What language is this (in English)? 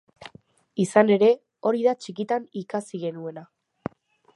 Basque